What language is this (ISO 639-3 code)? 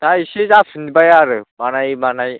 brx